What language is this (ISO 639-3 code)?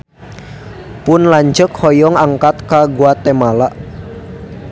sun